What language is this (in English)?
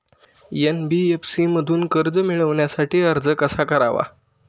Marathi